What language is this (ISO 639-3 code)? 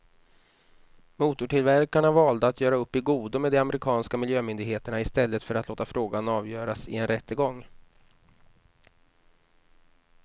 swe